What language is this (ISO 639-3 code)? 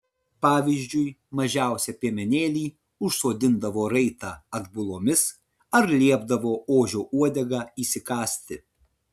lit